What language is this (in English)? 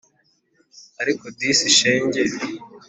Kinyarwanda